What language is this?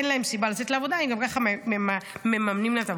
Hebrew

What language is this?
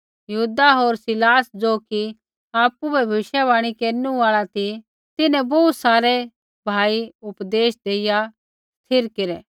Kullu Pahari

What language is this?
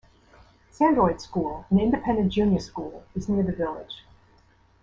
English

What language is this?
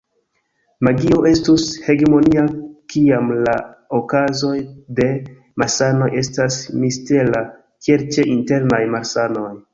Esperanto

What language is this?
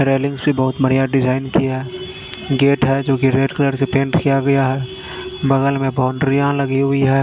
Hindi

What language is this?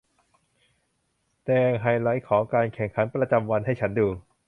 Thai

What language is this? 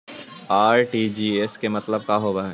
Magahi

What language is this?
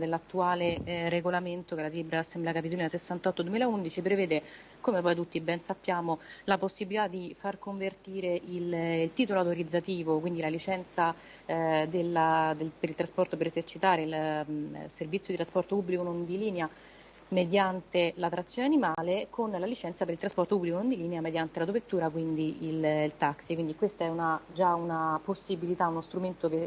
Italian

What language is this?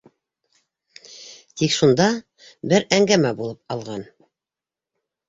Bashkir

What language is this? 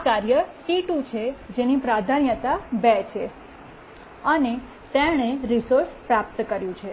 Gujarati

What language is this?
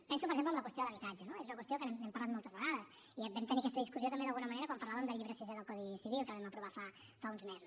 Catalan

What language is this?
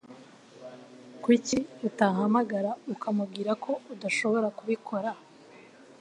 Kinyarwanda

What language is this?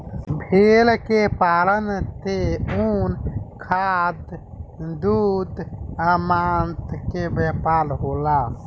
Bhojpuri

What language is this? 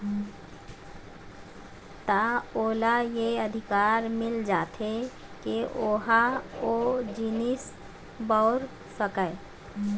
Chhattisgarhi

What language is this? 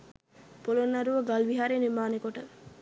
Sinhala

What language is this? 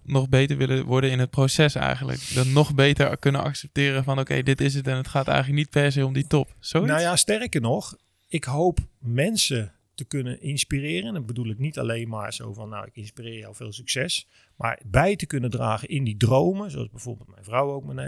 Dutch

